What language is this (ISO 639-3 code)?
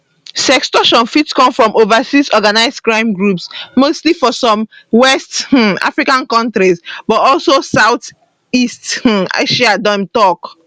pcm